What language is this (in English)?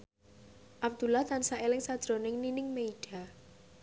Javanese